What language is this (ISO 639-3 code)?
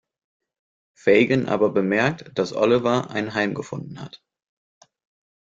deu